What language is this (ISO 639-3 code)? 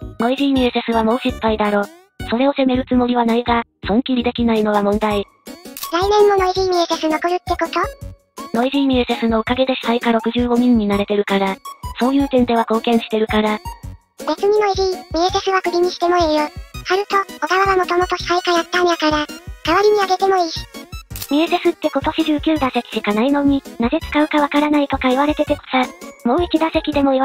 jpn